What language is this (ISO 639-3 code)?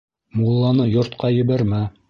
bak